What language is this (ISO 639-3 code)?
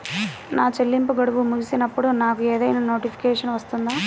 tel